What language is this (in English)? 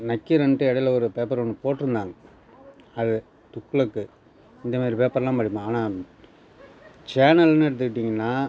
Tamil